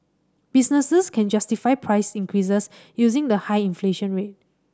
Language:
English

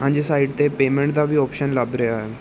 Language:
Punjabi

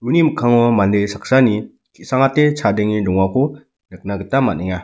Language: Garo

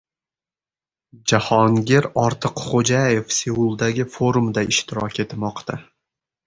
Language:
Uzbek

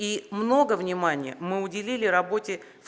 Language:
Russian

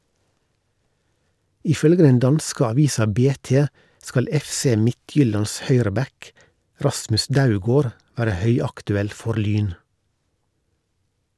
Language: Norwegian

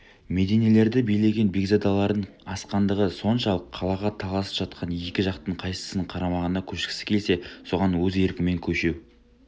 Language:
Kazakh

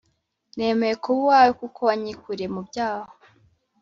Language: Kinyarwanda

